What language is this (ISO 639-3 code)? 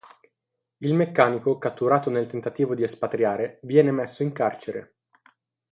ita